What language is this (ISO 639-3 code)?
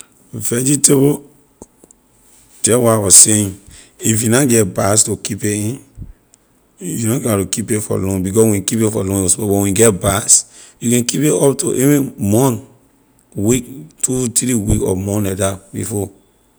lir